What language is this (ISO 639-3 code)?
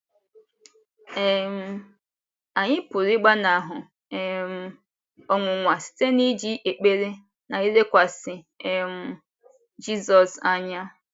ibo